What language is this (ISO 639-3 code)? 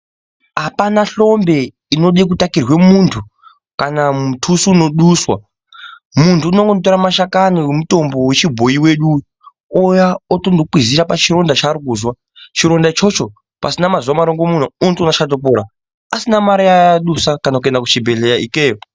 ndc